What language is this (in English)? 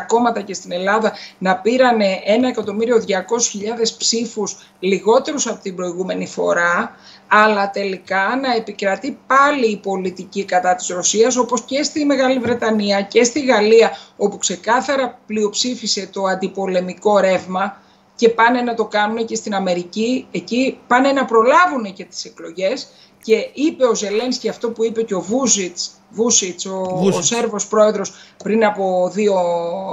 Greek